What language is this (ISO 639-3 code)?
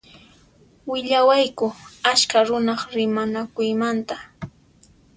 qxp